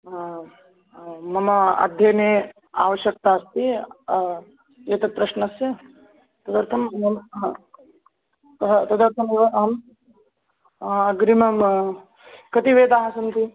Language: Sanskrit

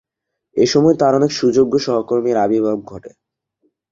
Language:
Bangla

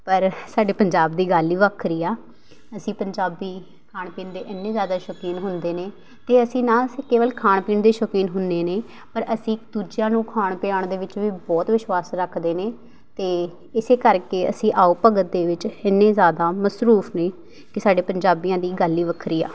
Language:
Punjabi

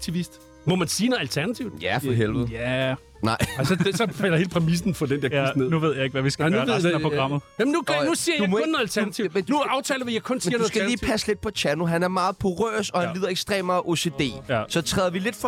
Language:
Danish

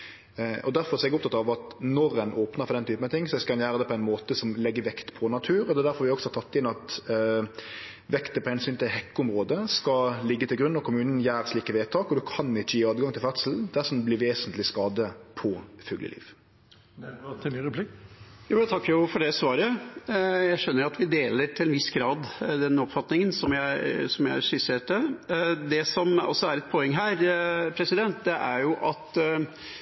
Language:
Norwegian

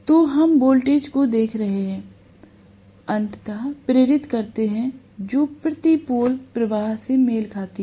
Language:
Hindi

